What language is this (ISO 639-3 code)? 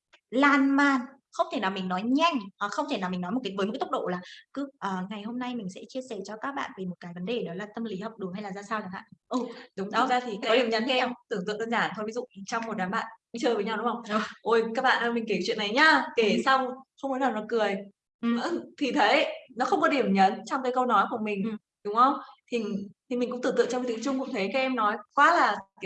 vie